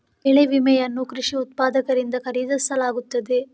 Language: Kannada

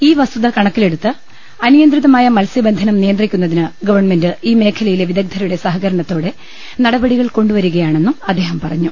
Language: Malayalam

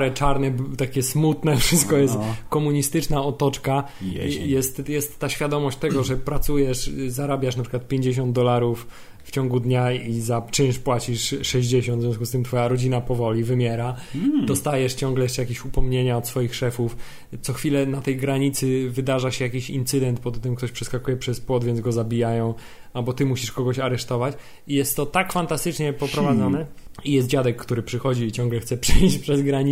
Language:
Polish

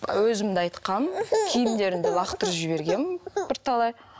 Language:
Kazakh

